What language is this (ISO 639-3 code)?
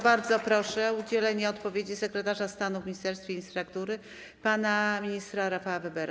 pol